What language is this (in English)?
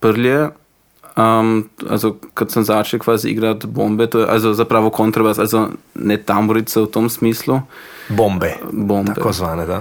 Croatian